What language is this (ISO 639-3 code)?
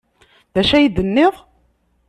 kab